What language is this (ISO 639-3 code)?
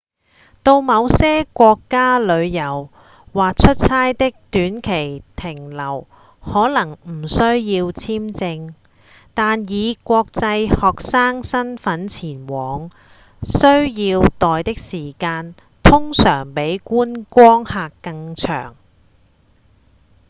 yue